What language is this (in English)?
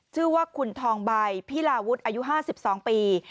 Thai